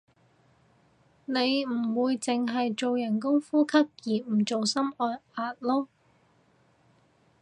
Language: Cantonese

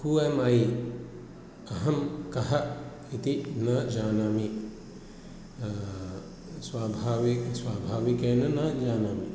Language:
Sanskrit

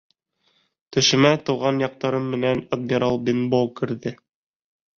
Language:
Bashkir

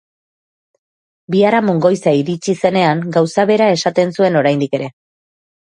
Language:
Basque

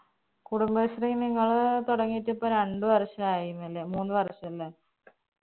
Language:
Malayalam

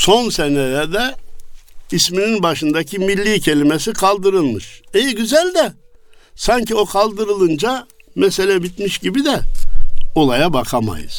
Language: Turkish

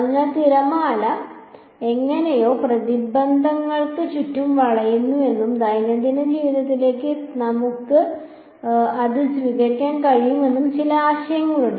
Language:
Malayalam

